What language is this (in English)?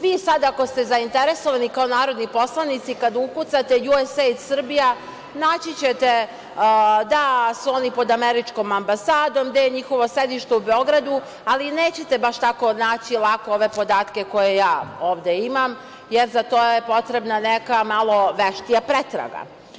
Serbian